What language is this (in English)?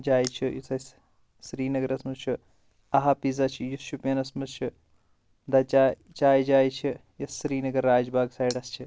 Kashmiri